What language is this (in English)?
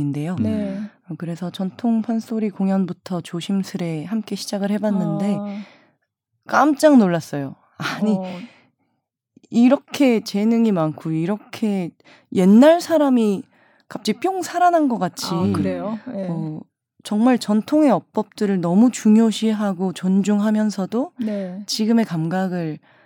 Korean